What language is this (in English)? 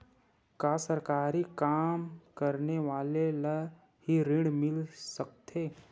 Chhattisgarhi